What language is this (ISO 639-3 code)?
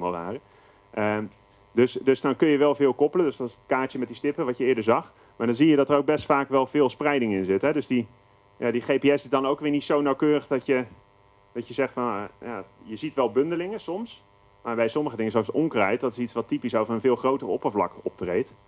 nld